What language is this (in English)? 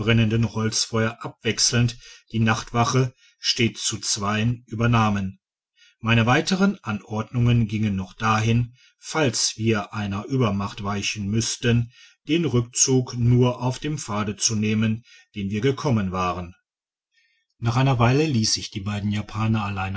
German